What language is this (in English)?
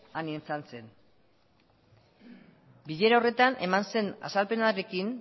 Basque